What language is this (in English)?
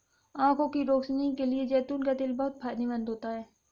Hindi